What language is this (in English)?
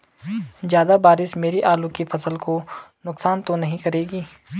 Hindi